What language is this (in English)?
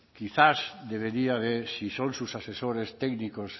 Spanish